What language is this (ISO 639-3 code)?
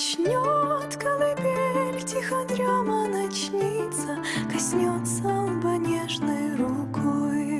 ces